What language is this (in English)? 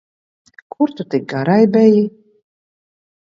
Latvian